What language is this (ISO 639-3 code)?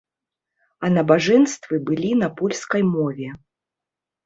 bel